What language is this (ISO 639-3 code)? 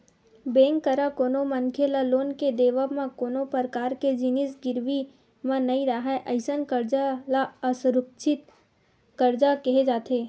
hne